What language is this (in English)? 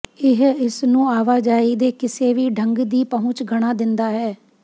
Punjabi